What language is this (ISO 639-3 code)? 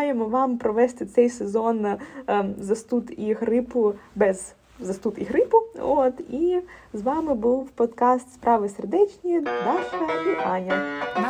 ukr